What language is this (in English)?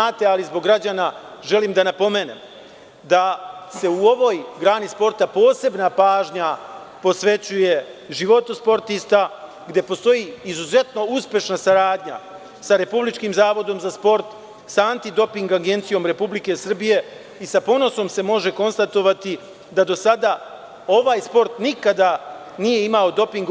Serbian